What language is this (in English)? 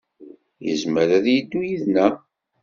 Kabyle